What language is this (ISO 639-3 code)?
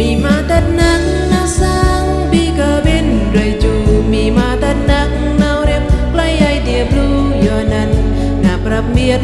ind